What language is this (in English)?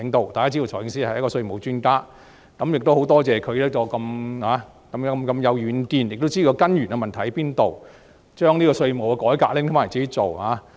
Cantonese